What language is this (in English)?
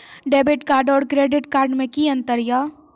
Maithili